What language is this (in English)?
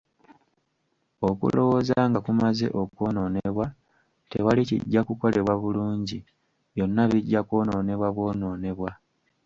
Ganda